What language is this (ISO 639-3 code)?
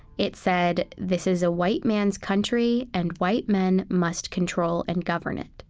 eng